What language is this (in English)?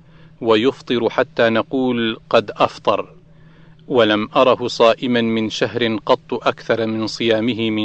Arabic